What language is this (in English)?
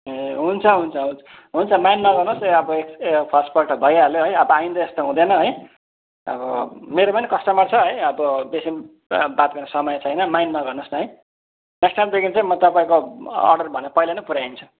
Nepali